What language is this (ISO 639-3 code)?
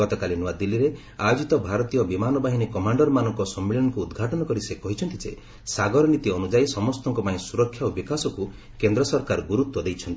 ori